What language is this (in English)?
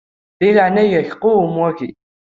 Kabyle